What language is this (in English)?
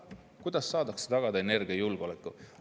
Estonian